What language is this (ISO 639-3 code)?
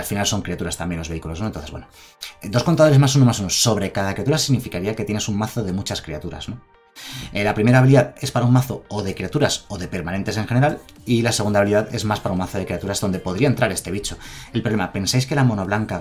spa